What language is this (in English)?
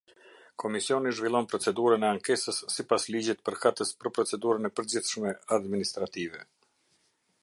Albanian